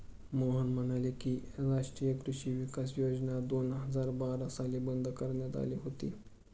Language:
Marathi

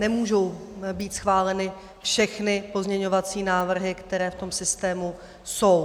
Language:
Czech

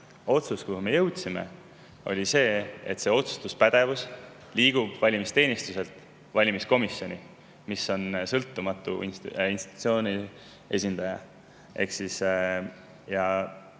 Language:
Estonian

